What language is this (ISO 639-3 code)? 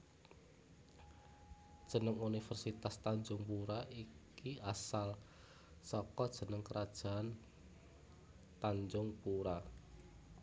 jav